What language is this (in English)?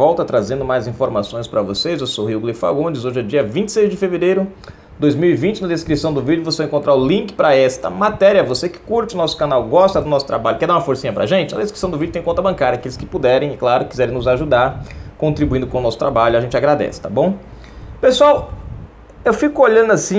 Portuguese